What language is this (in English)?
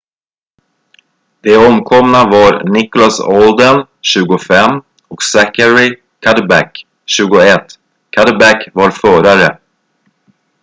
Swedish